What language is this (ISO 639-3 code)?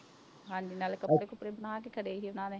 pan